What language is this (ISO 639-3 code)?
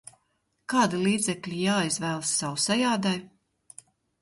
lav